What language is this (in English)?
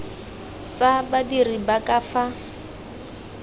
Tswana